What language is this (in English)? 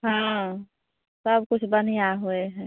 Maithili